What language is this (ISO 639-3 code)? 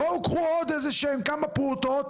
heb